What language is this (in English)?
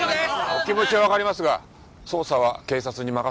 Japanese